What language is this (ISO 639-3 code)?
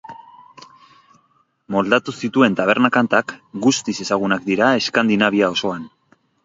eus